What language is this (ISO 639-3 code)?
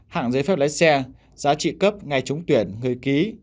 vie